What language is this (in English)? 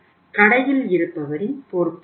Tamil